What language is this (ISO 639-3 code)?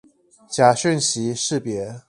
zho